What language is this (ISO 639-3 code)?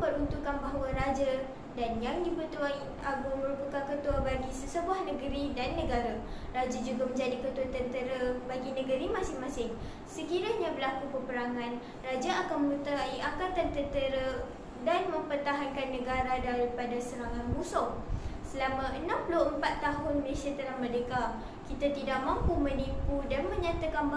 msa